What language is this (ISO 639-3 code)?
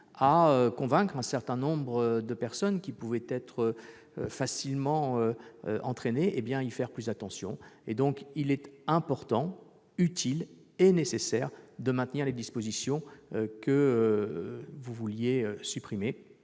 fra